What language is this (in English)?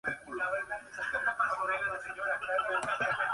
Spanish